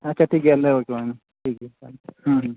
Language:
Santali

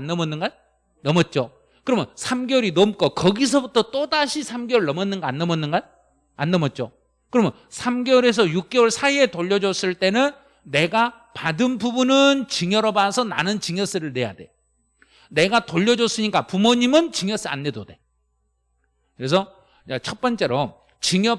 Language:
Korean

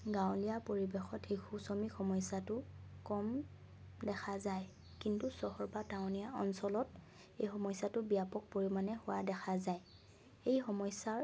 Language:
Assamese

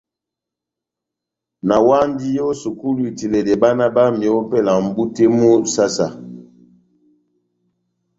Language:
Batanga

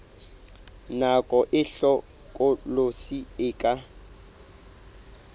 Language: Southern Sotho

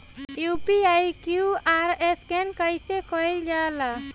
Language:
Bhojpuri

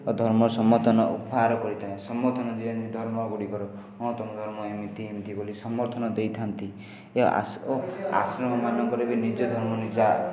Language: Odia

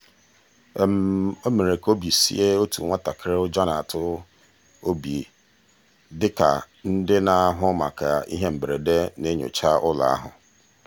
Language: Igbo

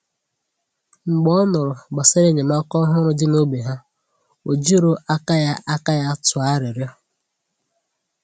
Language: Igbo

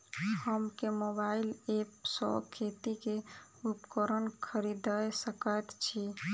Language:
Maithili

